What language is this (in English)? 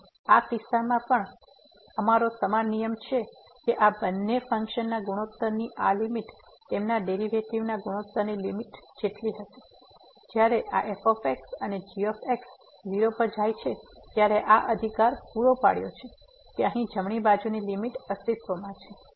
Gujarati